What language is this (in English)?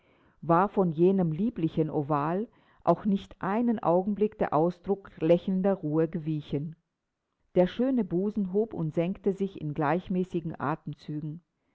German